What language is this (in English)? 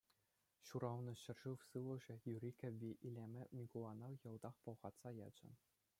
Chuvash